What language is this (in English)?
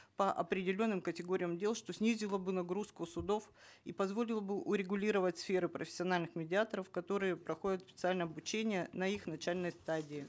Kazakh